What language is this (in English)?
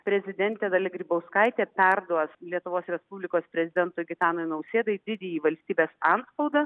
Lithuanian